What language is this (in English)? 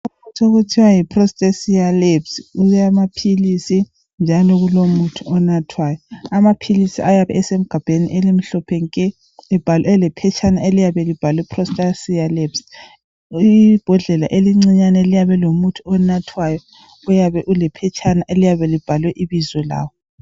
North Ndebele